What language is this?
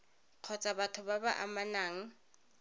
Tswana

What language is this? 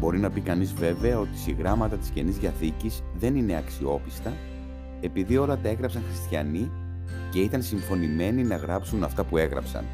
Greek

